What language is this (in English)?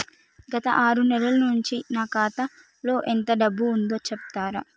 Telugu